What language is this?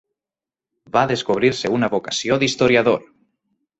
Catalan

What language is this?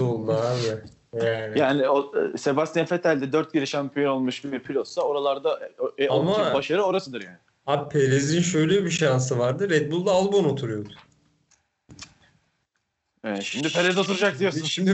Turkish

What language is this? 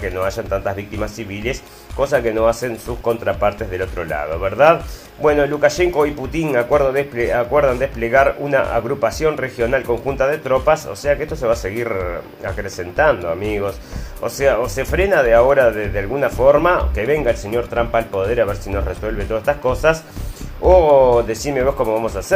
Spanish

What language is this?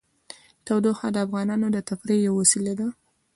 Pashto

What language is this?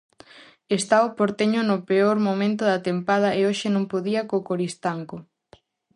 Galician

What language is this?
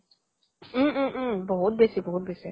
Assamese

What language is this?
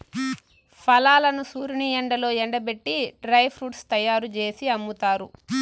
Telugu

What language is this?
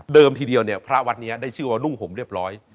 Thai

